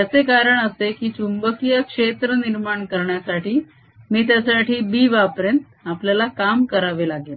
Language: Marathi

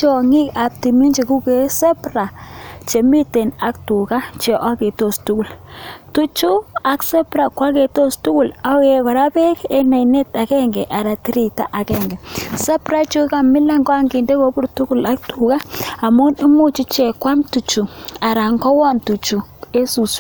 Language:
Kalenjin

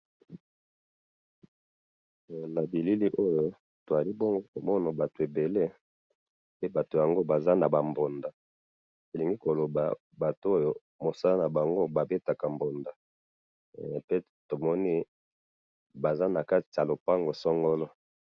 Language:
Lingala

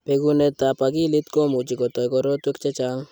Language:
Kalenjin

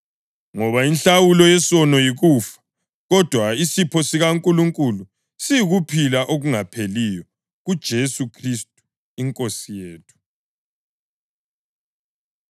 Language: North Ndebele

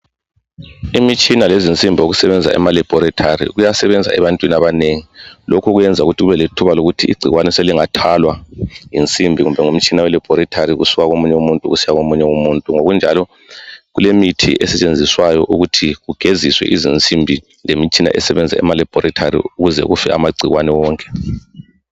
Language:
North Ndebele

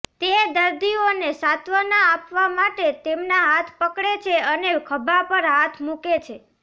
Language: Gujarati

